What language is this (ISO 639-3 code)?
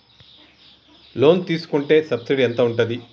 tel